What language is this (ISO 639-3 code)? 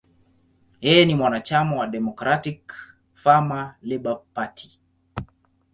swa